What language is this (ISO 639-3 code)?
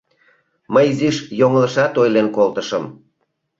chm